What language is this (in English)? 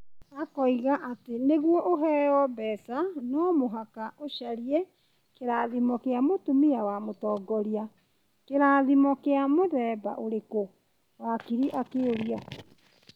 Kikuyu